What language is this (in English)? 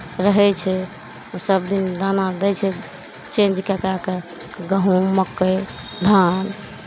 Maithili